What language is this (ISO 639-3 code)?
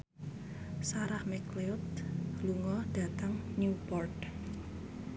jav